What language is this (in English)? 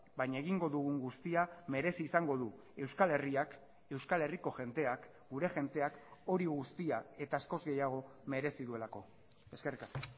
Basque